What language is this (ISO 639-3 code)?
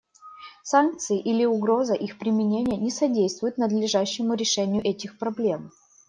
rus